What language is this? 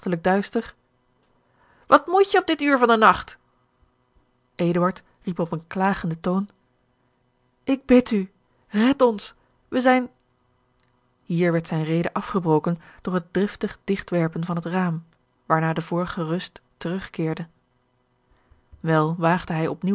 Dutch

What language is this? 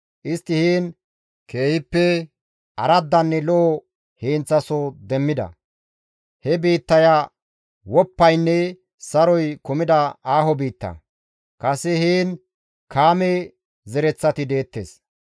Gamo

